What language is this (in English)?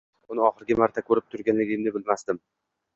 Uzbek